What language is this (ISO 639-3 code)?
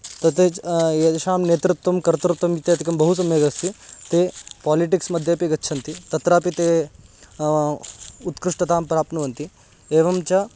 san